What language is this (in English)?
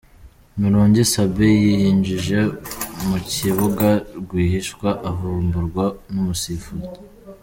Kinyarwanda